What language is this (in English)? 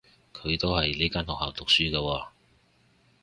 Cantonese